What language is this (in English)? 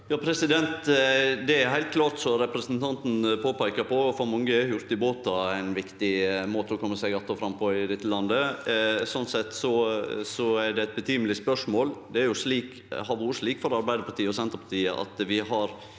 Norwegian